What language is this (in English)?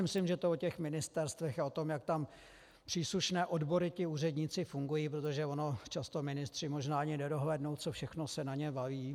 Czech